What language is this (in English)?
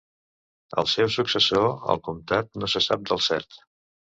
Catalan